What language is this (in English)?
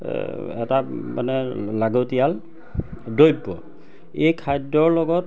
Assamese